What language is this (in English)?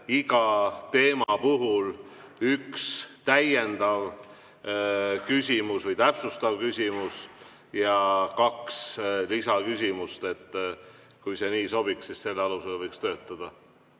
Estonian